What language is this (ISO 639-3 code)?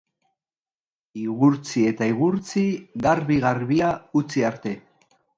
eus